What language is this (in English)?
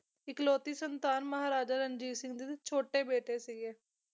Punjabi